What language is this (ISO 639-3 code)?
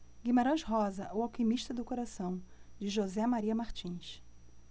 por